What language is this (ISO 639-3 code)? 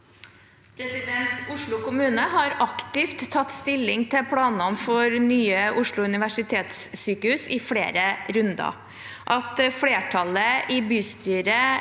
nor